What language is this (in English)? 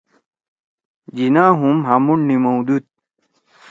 Torwali